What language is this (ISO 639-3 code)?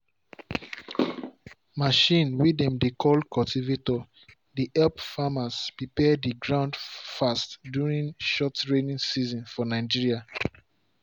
pcm